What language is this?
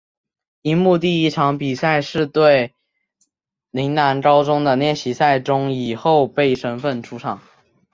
Chinese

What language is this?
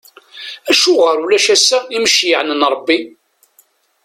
Kabyle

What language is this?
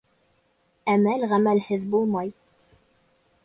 Bashkir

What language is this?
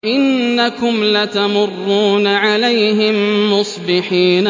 Arabic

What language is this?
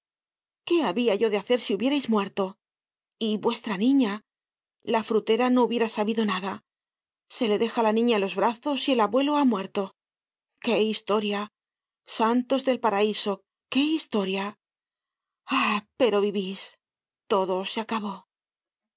Spanish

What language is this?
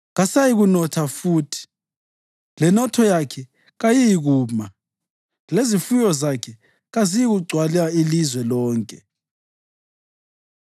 North Ndebele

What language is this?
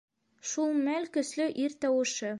Bashkir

